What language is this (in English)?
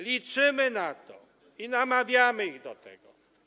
Polish